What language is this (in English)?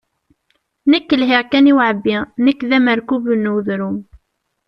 Kabyle